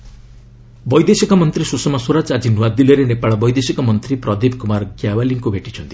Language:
Odia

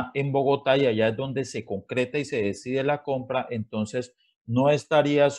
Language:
Spanish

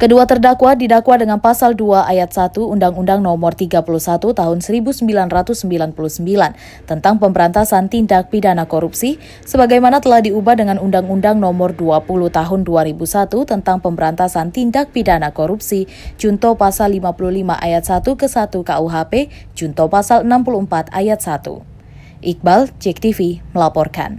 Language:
Indonesian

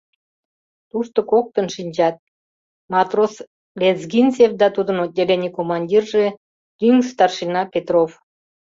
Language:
Mari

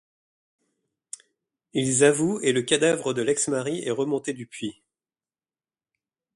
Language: French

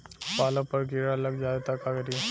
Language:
Bhojpuri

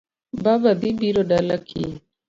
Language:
Luo (Kenya and Tanzania)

